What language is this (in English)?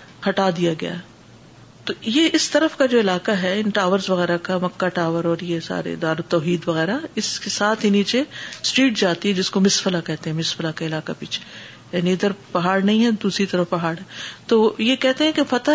Urdu